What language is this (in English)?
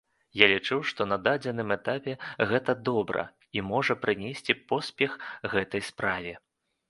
Belarusian